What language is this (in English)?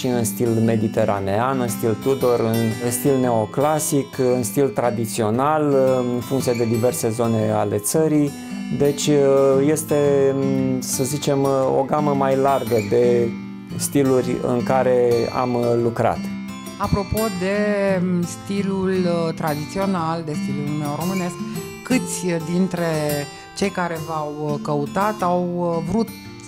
Romanian